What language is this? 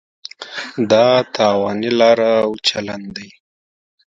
Pashto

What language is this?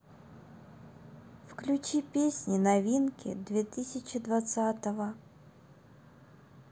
Russian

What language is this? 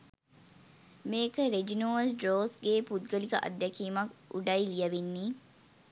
Sinhala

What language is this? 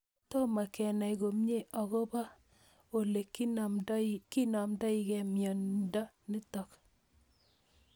Kalenjin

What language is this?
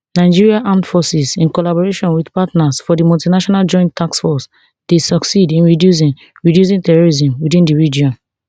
Nigerian Pidgin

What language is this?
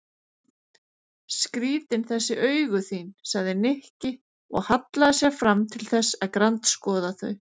Icelandic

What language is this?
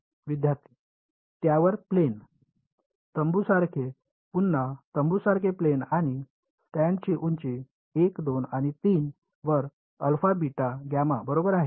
Marathi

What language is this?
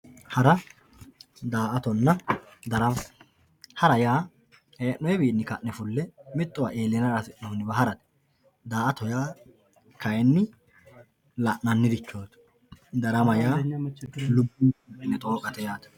Sidamo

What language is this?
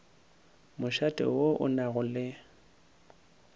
Northern Sotho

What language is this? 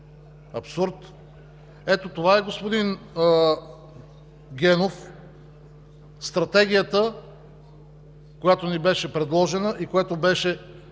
Bulgarian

